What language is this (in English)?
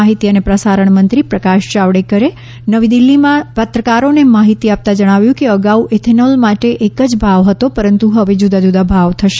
Gujarati